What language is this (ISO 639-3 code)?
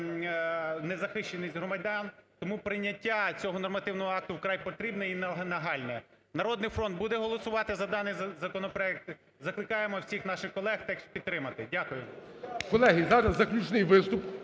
ukr